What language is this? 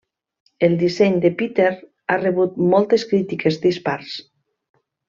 Catalan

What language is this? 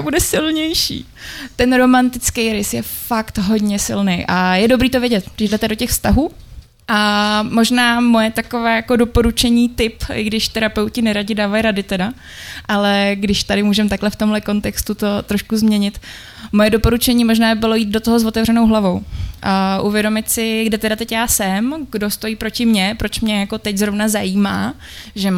Czech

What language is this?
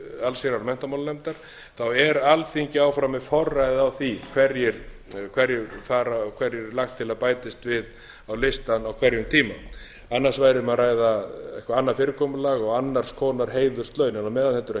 Icelandic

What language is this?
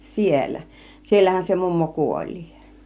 Finnish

